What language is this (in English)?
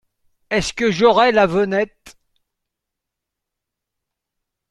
French